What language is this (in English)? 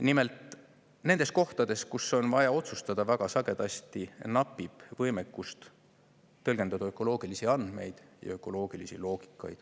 Estonian